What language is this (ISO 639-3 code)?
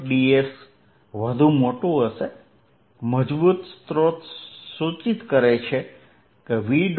guj